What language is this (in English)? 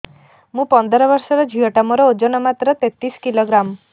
Odia